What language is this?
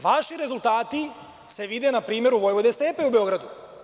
Serbian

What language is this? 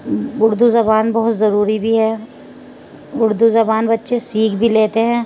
Urdu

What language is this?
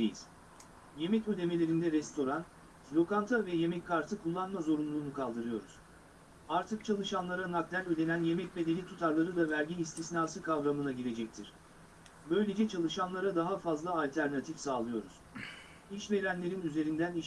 Turkish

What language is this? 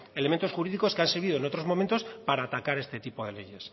Spanish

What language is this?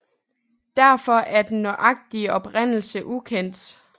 Danish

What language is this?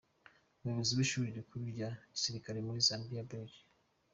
Kinyarwanda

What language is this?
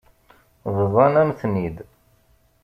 Kabyle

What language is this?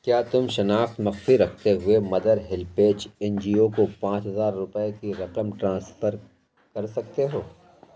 Urdu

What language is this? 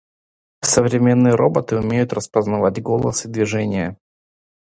Russian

